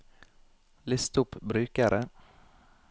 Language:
Norwegian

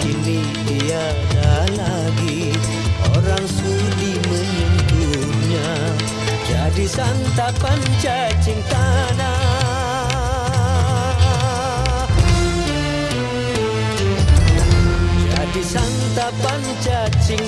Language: Indonesian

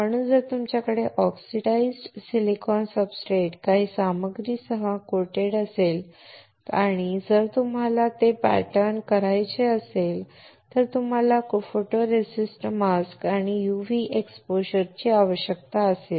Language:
Marathi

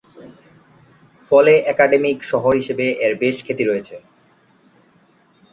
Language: Bangla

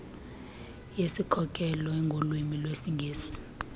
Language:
Xhosa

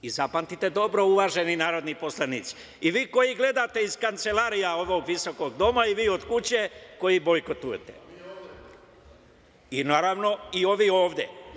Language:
Serbian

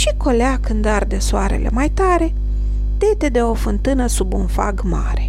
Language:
Romanian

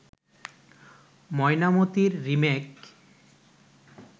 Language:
Bangla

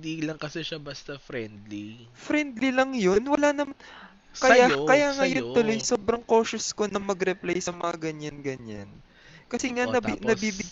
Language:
Filipino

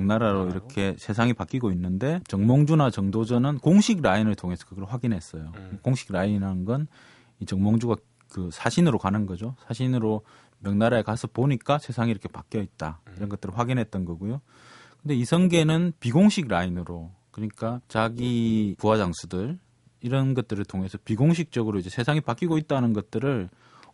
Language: Korean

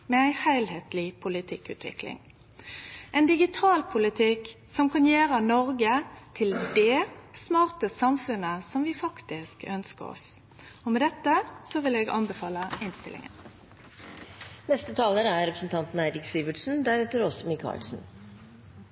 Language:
Norwegian Nynorsk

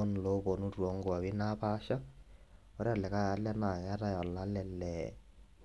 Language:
Masai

